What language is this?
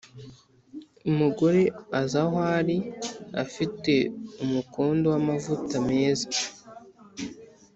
Kinyarwanda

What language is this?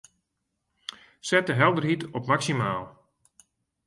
Western Frisian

